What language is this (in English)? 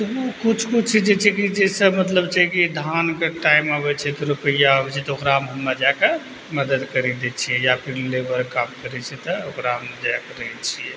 Maithili